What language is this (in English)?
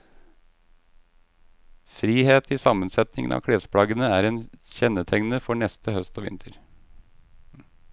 Norwegian